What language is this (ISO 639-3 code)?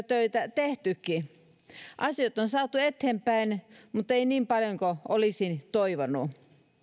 fin